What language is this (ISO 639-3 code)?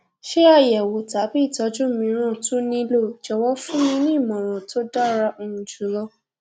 yor